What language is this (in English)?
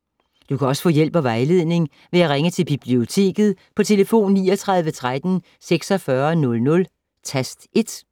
Danish